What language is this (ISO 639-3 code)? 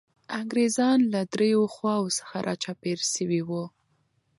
pus